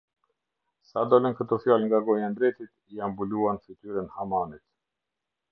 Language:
Albanian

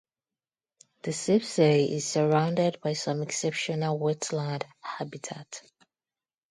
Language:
English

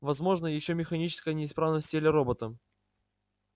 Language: Russian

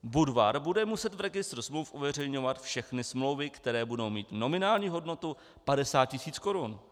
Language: Czech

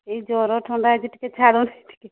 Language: Odia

